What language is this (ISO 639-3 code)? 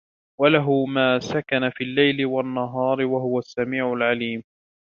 ara